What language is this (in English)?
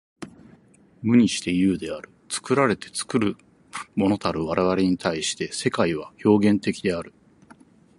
Japanese